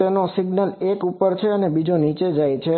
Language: Gujarati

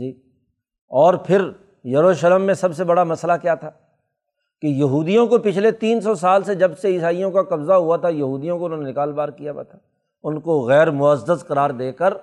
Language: Urdu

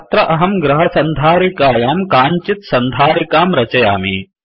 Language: Sanskrit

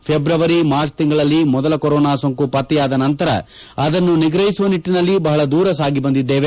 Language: Kannada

